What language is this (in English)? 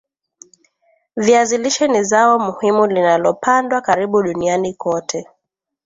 Swahili